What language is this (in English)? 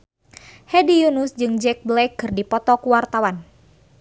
Sundanese